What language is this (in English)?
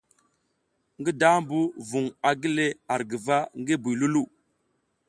South Giziga